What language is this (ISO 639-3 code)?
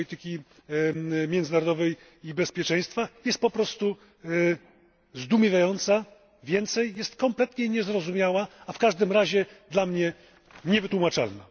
pol